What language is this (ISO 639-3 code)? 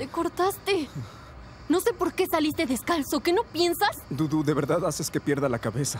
spa